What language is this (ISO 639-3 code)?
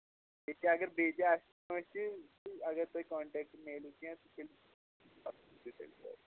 kas